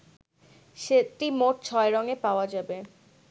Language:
Bangla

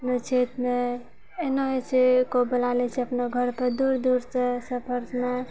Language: Maithili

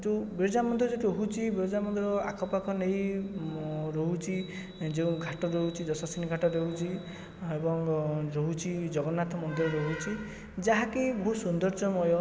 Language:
Odia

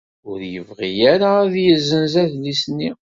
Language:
Kabyle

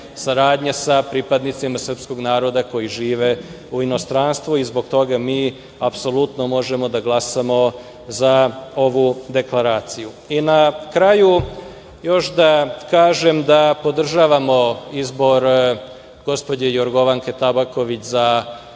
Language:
Serbian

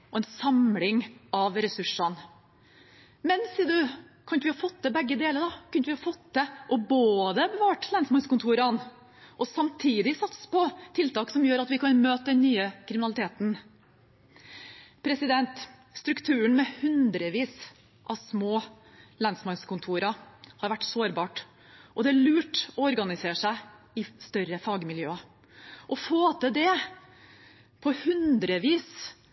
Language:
Norwegian Bokmål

